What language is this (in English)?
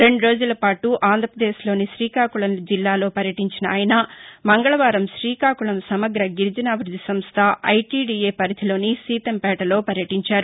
Telugu